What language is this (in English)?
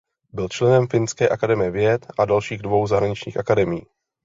Czech